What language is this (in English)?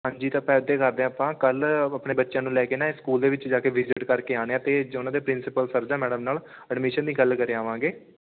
Punjabi